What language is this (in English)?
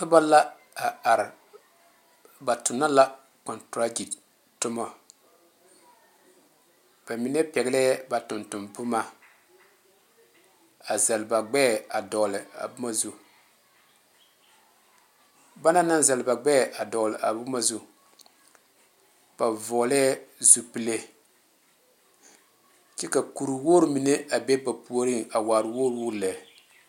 Southern Dagaare